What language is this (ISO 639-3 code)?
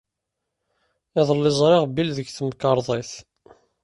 kab